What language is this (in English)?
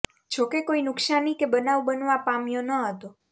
Gujarati